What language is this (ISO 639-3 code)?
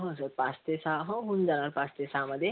mar